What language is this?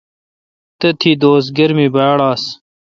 Kalkoti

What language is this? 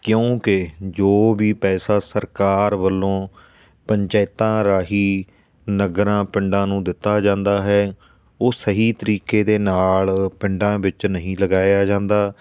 Punjabi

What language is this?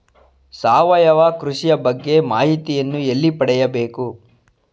Kannada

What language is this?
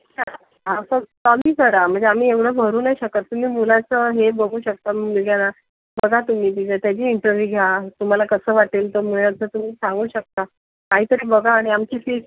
Marathi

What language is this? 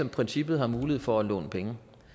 Danish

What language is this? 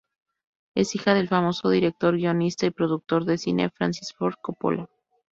Spanish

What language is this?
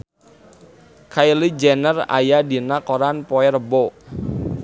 Sundanese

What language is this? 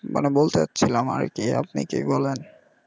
Bangla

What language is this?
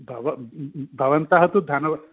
Sanskrit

